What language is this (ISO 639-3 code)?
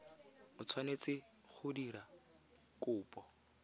tsn